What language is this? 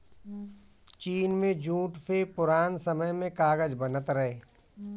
Bhojpuri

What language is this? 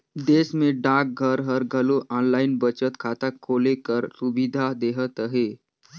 Chhattisgarhi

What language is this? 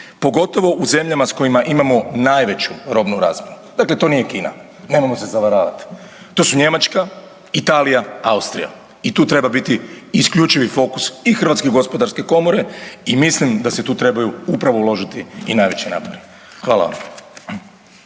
Croatian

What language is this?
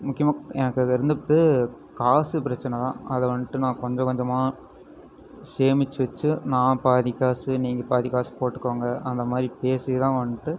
Tamil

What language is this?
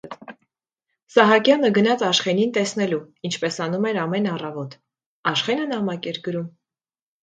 Armenian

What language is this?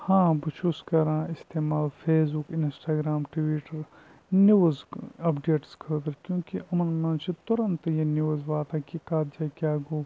Kashmiri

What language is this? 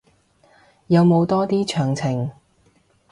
Cantonese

